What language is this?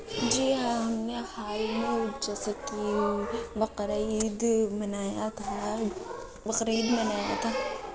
Urdu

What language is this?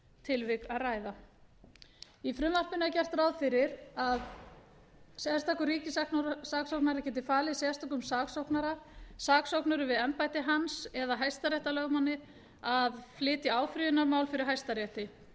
Icelandic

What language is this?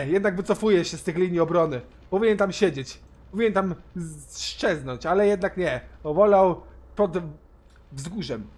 Polish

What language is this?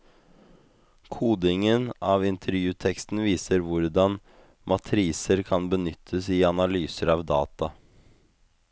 Norwegian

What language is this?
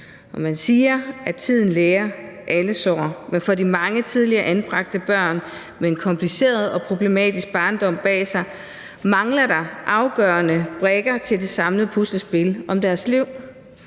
Danish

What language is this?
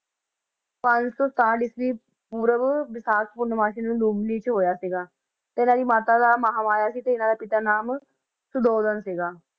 Punjabi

